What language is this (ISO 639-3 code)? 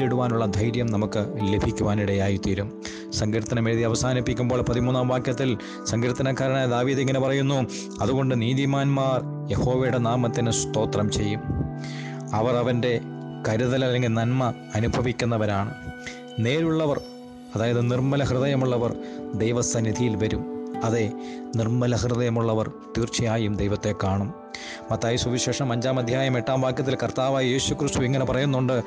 mal